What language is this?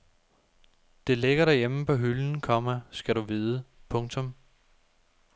Danish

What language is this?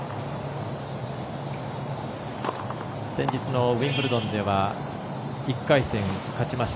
Japanese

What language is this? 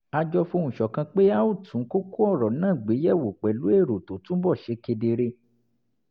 Yoruba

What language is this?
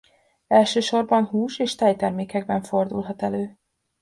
Hungarian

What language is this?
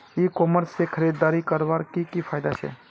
Magahi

